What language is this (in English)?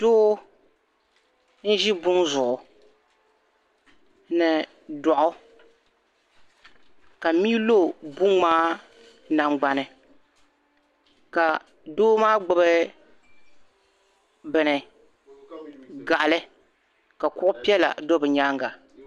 Dagbani